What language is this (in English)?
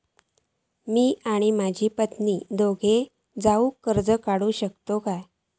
Marathi